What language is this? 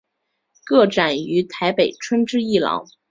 Chinese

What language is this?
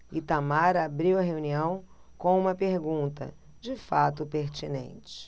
Portuguese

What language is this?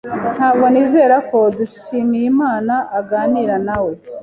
Kinyarwanda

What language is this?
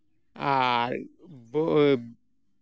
Santali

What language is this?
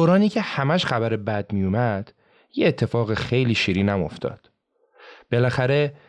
Persian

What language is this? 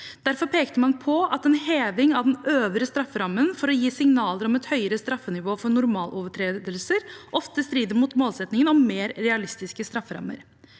Norwegian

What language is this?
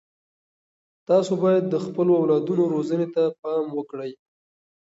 Pashto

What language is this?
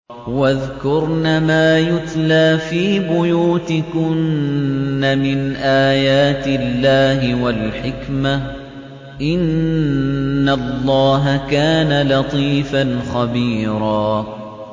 Arabic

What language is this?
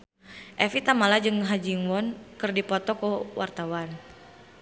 Sundanese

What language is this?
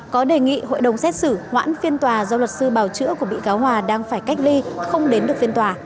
Vietnamese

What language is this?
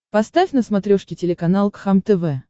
Russian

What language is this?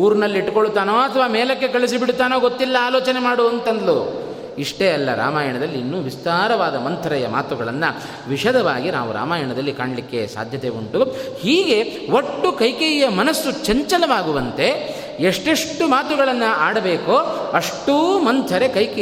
Kannada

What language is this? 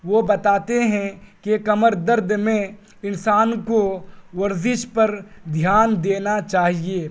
Urdu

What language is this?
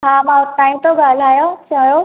Sindhi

